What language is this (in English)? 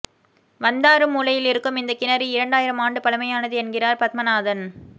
Tamil